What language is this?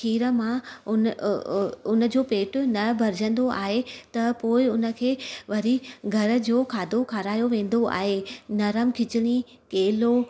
Sindhi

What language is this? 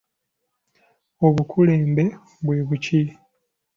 Ganda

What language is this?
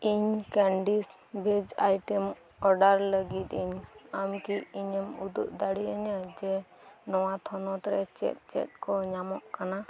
Santali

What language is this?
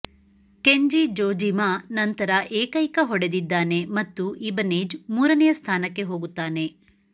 Kannada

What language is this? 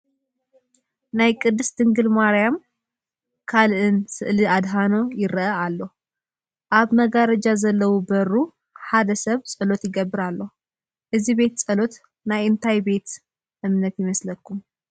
Tigrinya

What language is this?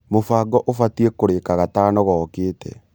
Kikuyu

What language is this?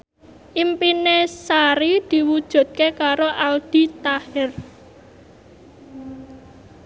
Javanese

